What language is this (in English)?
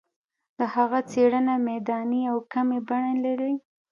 Pashto